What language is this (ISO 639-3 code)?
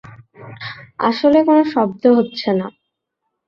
ben